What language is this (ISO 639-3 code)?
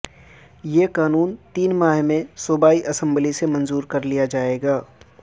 urd